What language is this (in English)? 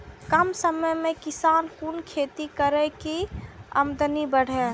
Maithili